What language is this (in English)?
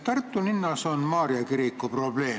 Estonian